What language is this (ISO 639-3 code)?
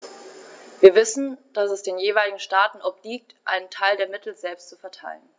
deu